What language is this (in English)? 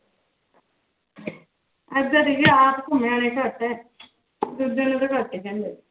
Punjabi